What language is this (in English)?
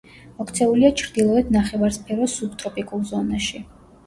Georgian